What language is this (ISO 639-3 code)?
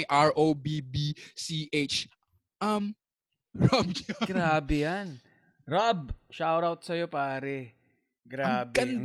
fil